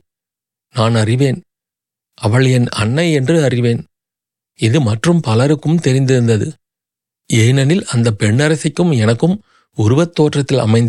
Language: Tamil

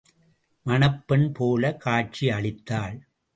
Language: Tamil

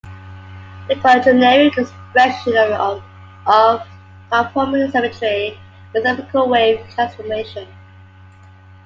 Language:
English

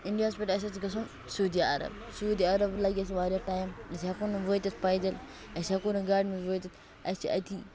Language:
Kashmiri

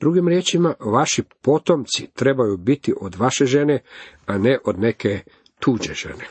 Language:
Croatian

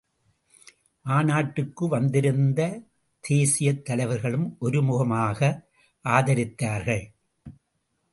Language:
Tamil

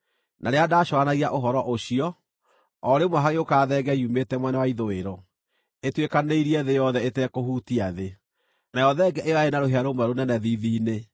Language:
Kikuyu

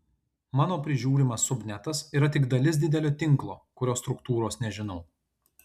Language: Lithuanian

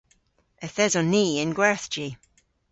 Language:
Cornish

